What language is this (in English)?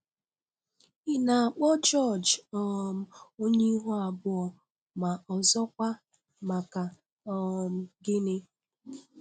Igbo